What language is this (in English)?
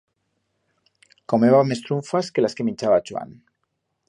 Aragonese